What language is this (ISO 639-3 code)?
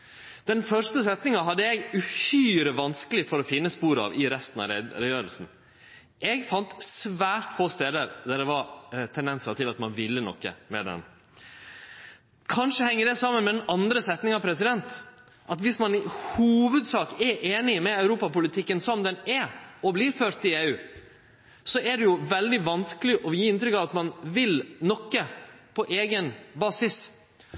nno